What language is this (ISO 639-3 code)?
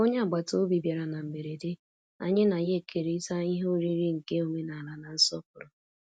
ibo